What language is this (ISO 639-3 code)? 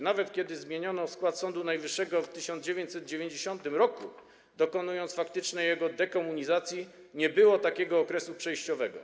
pol